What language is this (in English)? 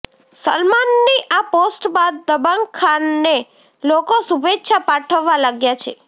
Gujarati